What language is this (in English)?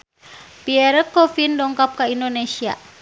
Sundanese